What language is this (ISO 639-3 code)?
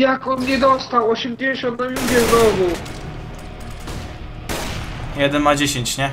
pol